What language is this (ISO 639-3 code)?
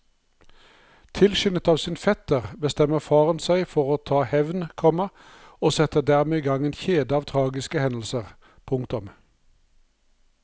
nor